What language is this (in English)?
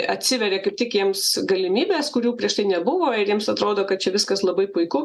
Lithuanian